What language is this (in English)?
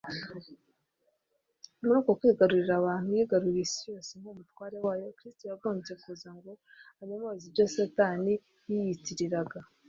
Kinyarwanda